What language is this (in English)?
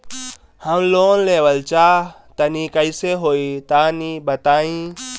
Bhojpuri